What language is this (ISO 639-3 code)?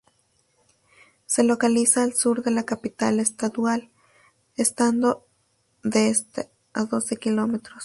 spa